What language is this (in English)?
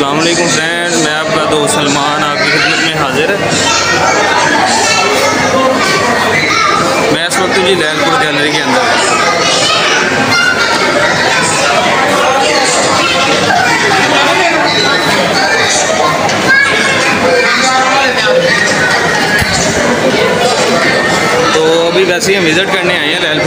Arabic